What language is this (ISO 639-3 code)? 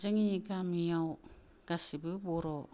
brx